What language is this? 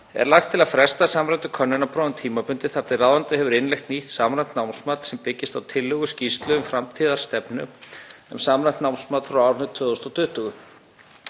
Icelandic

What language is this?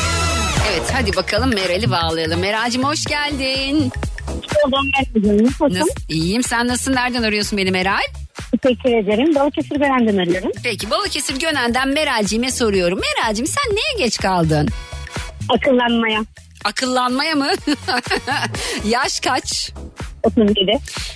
Turkish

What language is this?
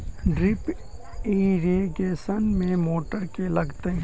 Maithili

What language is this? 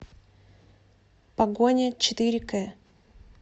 Russian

